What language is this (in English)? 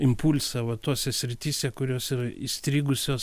Lithuanian